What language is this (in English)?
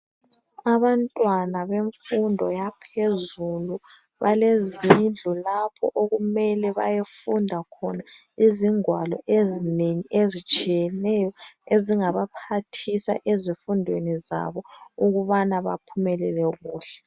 North Ndebele